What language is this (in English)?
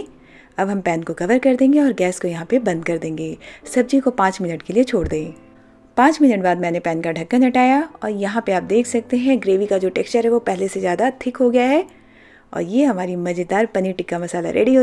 Hindi